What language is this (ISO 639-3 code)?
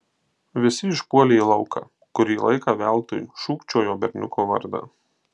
lit